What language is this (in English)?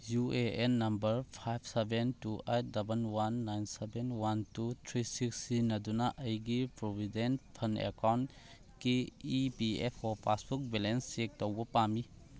Manipuri